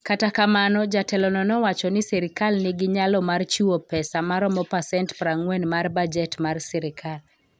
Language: Luo (Kenya and Tanzania)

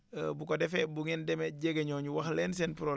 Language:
Wolof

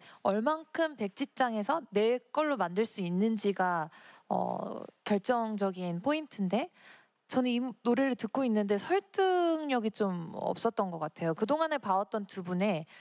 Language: Korean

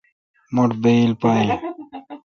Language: Kalkoti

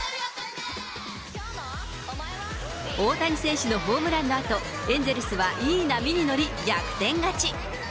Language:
Japanese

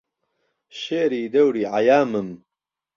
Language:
Central Kurdish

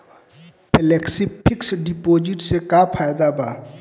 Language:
Bhojpuri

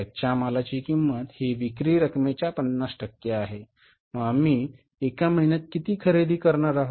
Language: Marathi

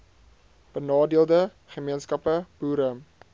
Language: Afrikaans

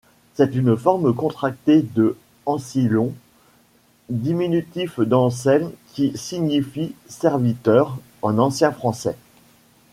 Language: French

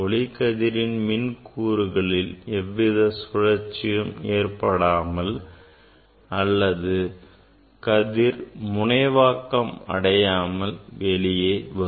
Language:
Tamil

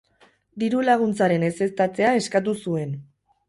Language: Basque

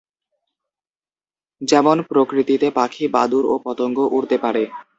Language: Bangla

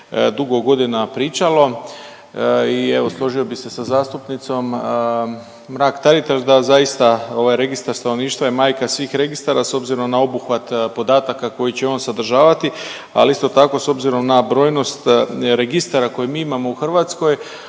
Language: Croatian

